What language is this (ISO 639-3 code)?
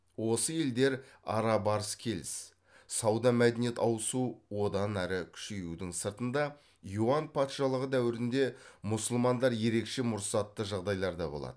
kaz